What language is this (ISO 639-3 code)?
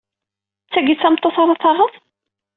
kab